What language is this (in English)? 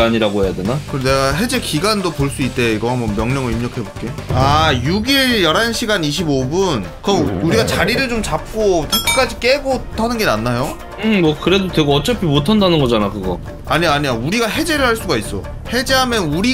Korean